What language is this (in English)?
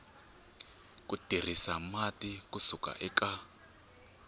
Tsonga